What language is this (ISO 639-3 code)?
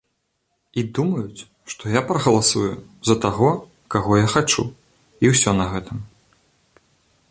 bel